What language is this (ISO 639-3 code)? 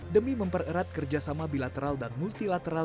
ind